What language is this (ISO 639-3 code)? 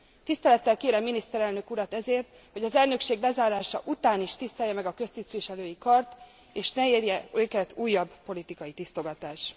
hun